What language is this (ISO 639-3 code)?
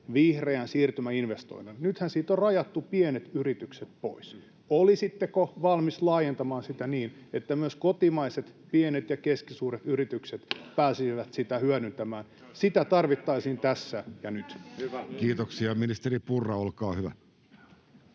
fin